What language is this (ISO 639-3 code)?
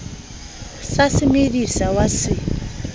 sot